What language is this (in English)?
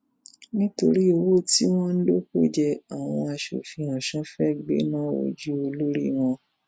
Yoruba